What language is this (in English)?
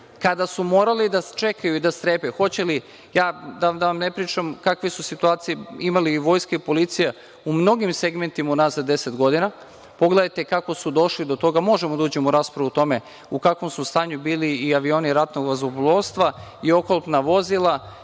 Serbian